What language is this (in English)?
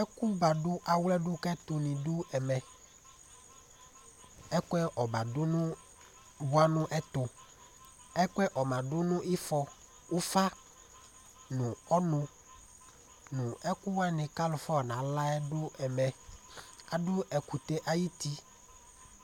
Ikposo